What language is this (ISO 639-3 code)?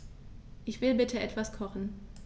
deu